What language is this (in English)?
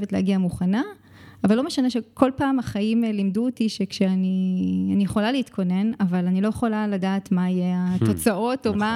Hebrew